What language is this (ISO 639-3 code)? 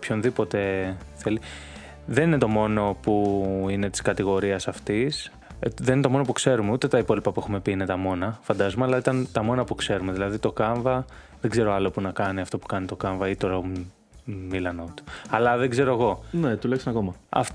ell